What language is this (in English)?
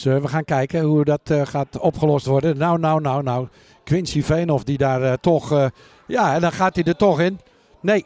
Dutch